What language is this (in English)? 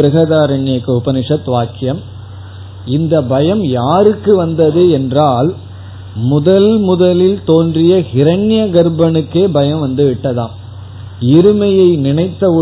Tamil